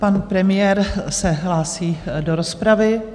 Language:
Czech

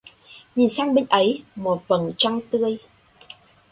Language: Vietnamese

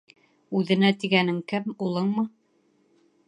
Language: Bashkir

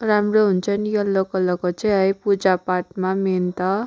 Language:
Nepali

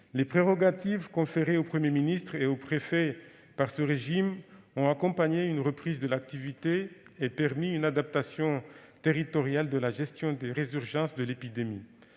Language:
French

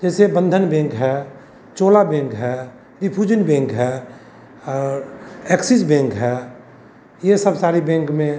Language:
Hindi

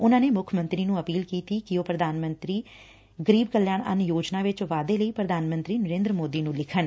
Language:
Punjabi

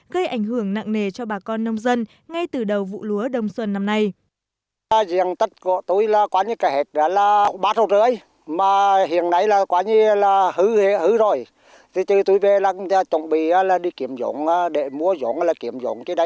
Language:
Vietnamese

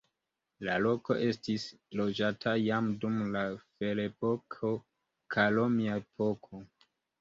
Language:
Esperanto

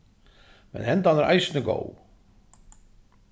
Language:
Faroese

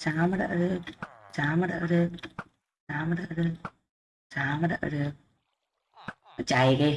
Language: Vietnamese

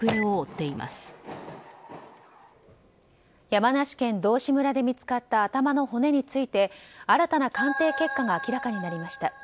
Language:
Japanese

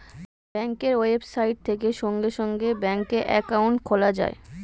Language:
Bangla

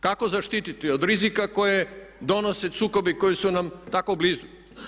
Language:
Croatian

